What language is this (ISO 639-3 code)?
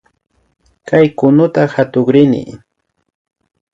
qvi